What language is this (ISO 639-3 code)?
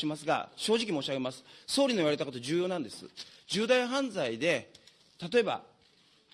jpn